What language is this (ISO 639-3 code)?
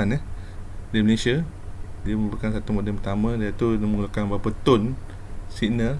msa